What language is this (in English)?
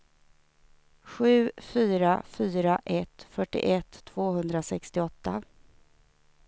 Swedish